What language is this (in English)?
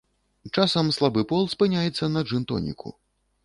Belarusian